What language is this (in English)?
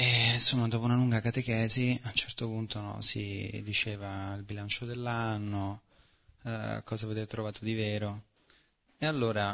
Italian